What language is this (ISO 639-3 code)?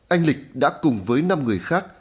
vie